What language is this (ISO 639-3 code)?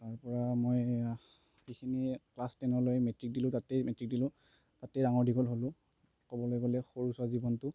asm